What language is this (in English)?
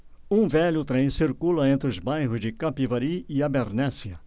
Portuguese